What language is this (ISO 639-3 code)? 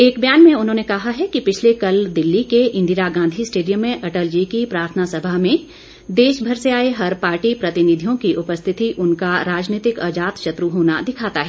hin